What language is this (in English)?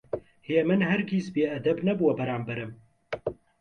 Central Kurdish